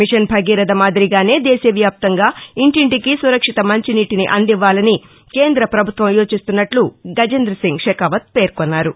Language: Telugu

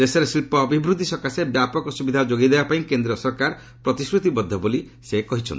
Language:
Odia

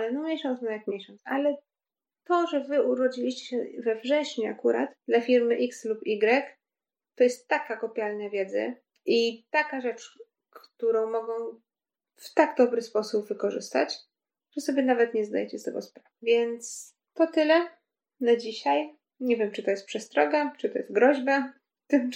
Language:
Polish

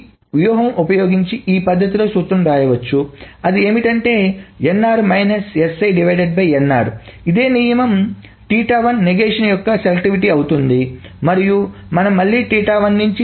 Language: Telugu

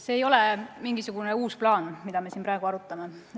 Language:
Estonian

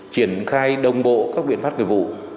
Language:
Vietnamese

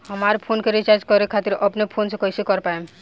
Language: Bhojpuri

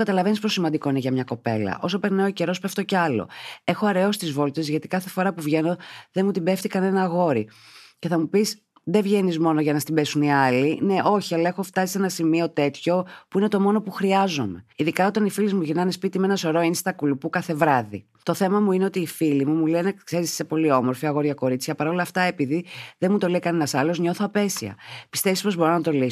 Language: Greek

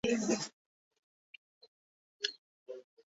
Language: Bangla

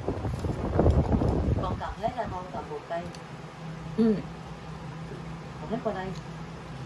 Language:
Vietnamese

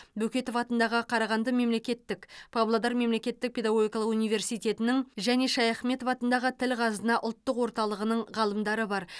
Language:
Kazakh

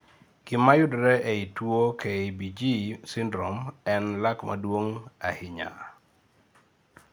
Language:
Luo (Kenya and Tanzania)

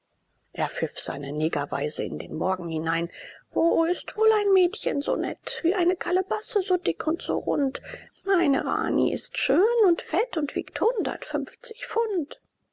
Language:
German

